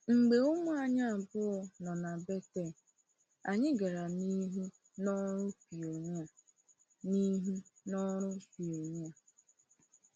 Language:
Igbo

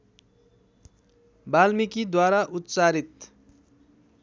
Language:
Nepali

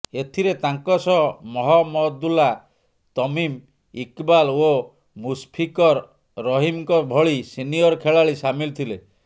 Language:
Odia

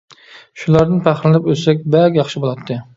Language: Uyghur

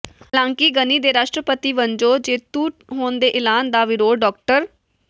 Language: Punjabi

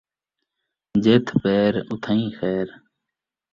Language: Saraiki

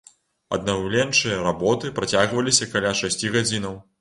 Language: Belarusian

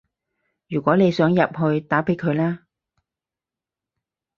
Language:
Cantonese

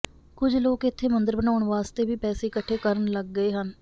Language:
Punjabi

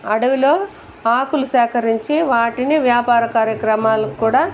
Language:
Telugu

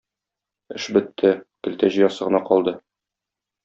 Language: Tatar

